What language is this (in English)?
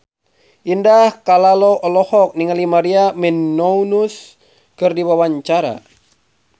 Sundanese